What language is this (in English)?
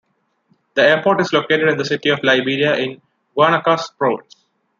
English